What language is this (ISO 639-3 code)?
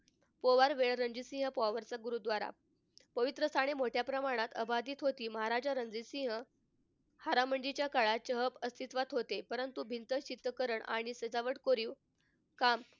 mar